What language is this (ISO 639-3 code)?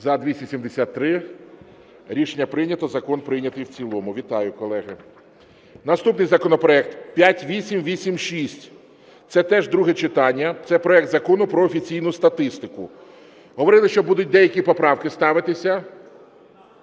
ukr